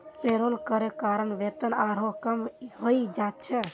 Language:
Magahi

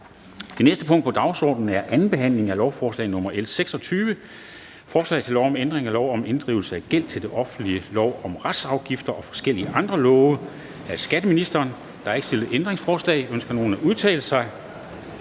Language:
Danish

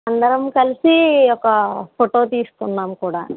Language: Telugu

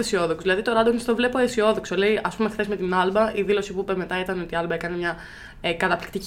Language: Greek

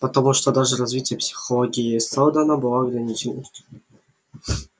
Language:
Russian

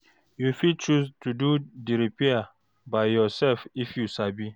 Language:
Nigerian Pidgin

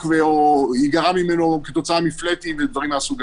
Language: Hebrew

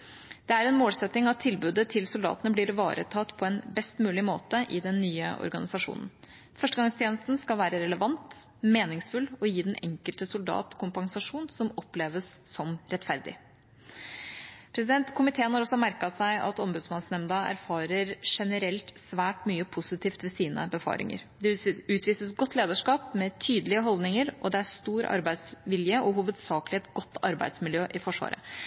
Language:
Norwegian Bokmål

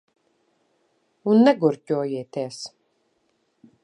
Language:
Latvian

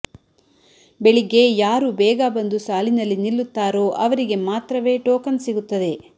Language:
Kannada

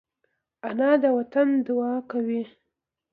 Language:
Pashto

